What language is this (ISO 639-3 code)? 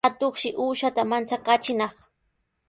qws